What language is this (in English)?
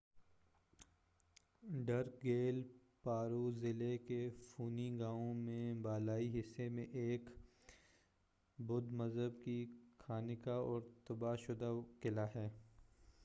Urdu